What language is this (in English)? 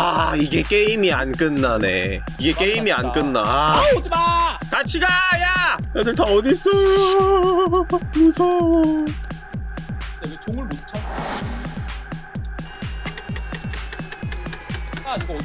Korean